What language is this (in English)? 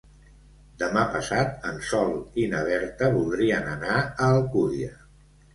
Catalan